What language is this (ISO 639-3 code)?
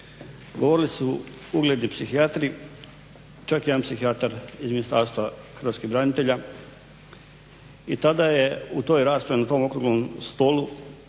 hrv